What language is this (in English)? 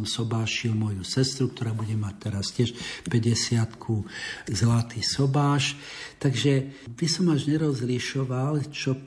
Slovak